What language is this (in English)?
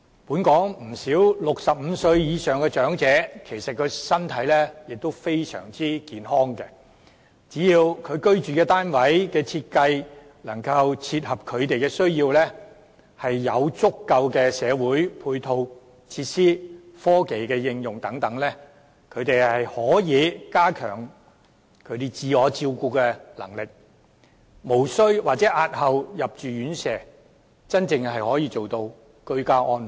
Cantonese